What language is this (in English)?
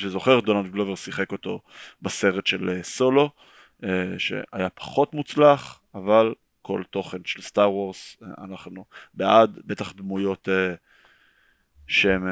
Hebrew